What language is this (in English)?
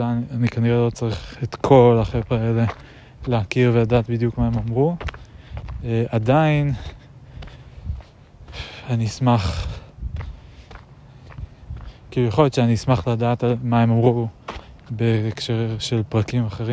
Hebrew